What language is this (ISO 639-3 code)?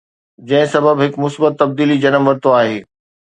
snd